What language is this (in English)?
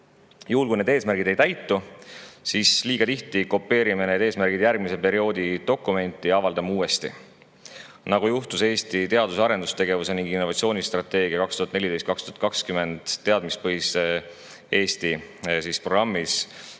Estonian